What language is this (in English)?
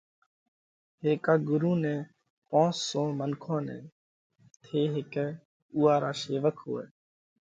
Parkari Koli